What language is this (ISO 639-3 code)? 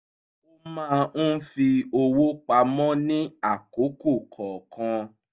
yor